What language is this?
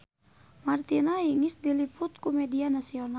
Sundanese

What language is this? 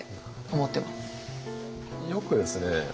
Japanese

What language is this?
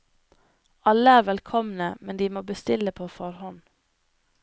Norwegian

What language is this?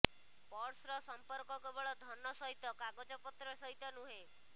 Odia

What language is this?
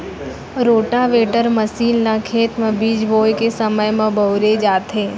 Chhattisgarhi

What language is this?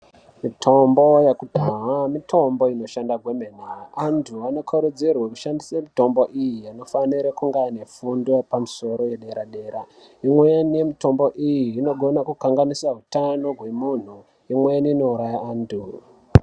Ndau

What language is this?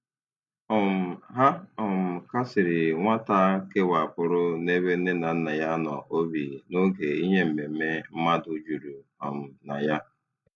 Igbo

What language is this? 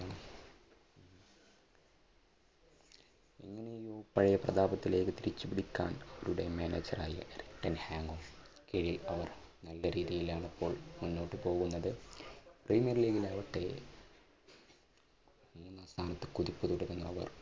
Malayalam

